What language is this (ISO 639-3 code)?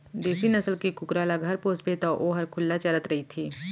hne